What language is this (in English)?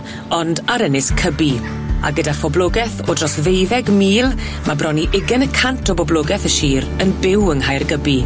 Welsh